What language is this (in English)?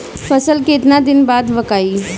Bhojpuri